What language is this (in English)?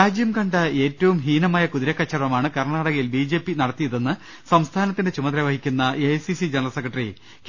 Malayalam